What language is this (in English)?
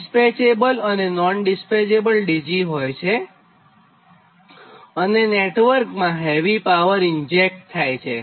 Gujarati